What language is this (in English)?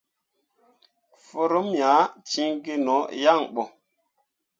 Mundang